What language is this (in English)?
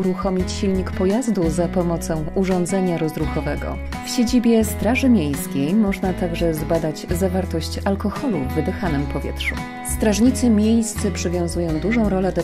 Polish